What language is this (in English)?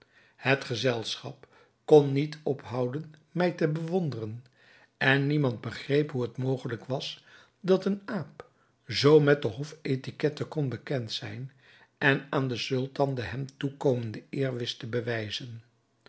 Dutch